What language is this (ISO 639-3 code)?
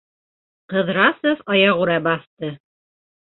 bak